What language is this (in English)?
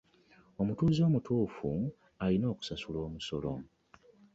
Ganda